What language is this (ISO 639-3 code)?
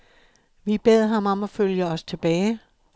dan